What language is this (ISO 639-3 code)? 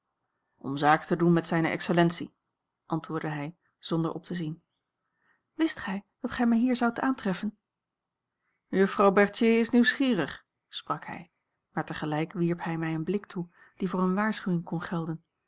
nld